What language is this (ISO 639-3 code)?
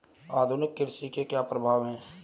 hin